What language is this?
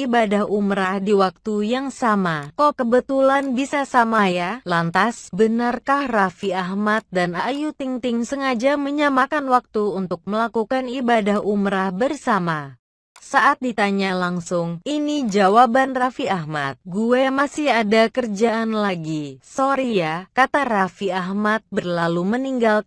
Indonesian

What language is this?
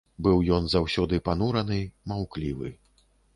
Belarusian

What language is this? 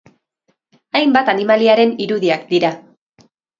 Basque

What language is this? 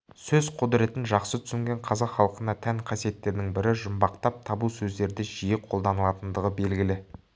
Kazakh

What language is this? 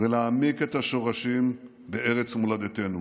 Hebrew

